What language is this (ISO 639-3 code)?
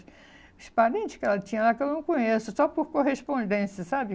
por